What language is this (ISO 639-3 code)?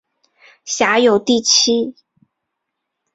zho